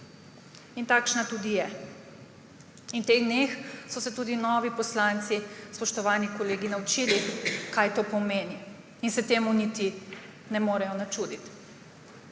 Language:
Slovenian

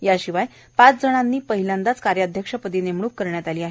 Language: Marathi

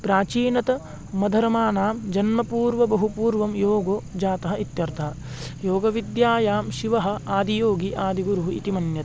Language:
Sanskrit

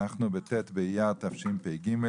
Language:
Hebrew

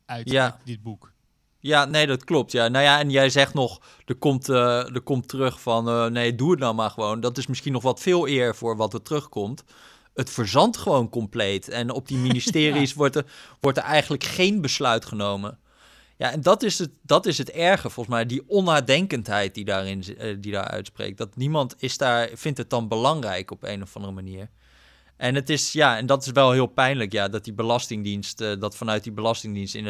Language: Dutch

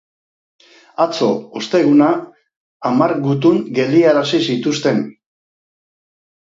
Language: Basque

